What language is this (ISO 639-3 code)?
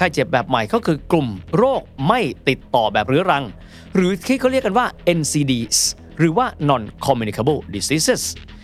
tha